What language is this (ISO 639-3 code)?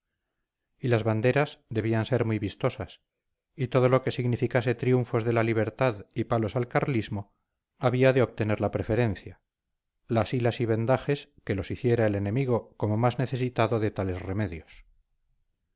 spa